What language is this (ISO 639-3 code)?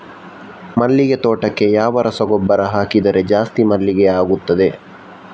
kan